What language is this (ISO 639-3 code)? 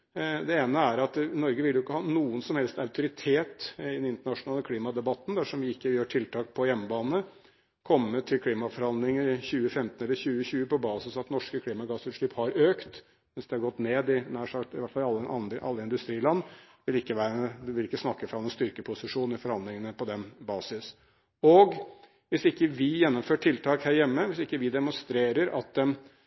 nob